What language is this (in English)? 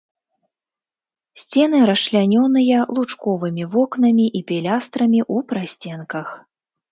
Belarusian